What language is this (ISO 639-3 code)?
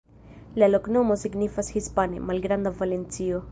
epo